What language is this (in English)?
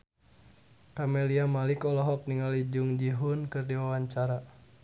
Sundanese